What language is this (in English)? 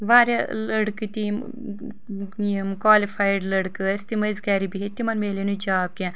Kashmiri